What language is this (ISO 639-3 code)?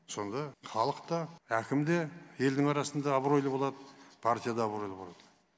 kaz